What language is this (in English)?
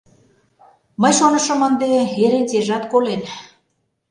Mari